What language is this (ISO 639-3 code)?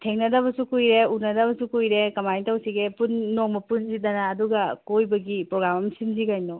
mni